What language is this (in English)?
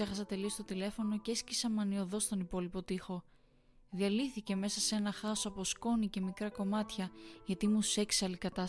Greek